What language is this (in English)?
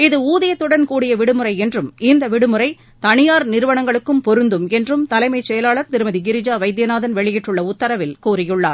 Tamil